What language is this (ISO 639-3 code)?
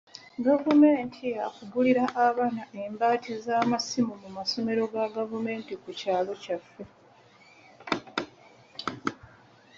lug